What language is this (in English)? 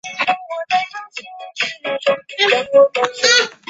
Chinese